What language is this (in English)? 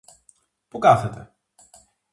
Greek